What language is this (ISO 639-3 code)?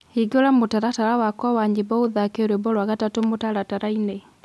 kik